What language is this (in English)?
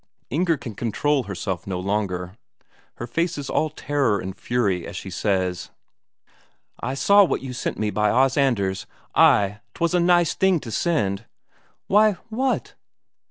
English